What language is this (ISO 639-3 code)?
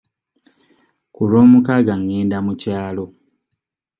lug